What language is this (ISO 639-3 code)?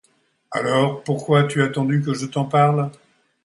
fra